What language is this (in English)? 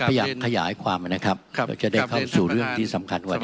Thai